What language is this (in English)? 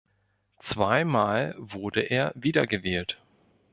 German